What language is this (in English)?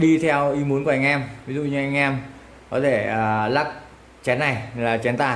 Vietnamese